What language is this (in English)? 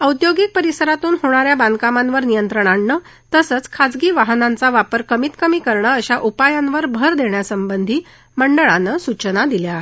Marathi